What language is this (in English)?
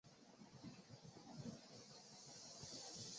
Chinese